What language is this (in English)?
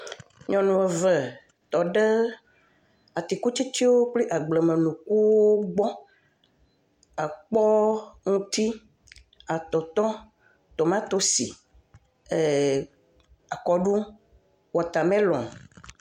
Ewe